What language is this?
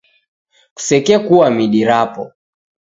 Taita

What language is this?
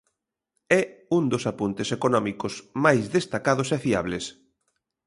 Galician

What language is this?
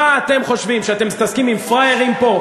Hebrew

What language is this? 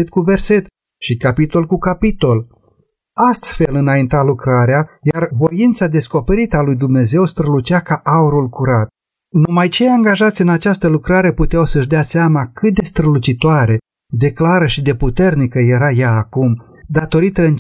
Romanian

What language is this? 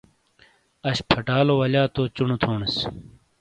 Shina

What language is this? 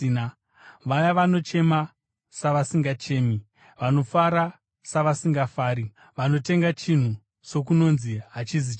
Shona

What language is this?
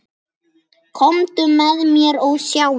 Icelandic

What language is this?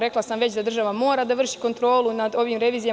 Serbian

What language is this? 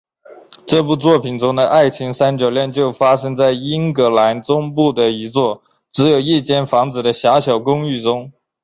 Chinese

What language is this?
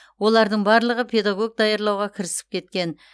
Kazakh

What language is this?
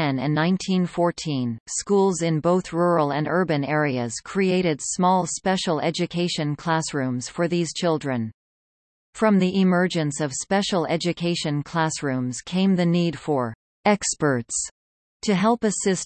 English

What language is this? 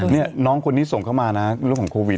Thai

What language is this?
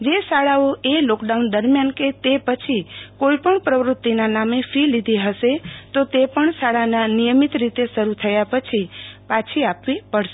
Gujarati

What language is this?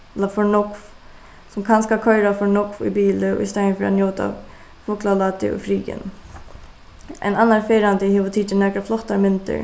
Faroese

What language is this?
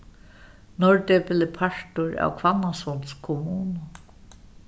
Faroese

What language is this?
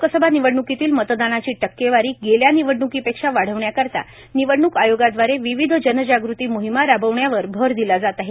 Marathi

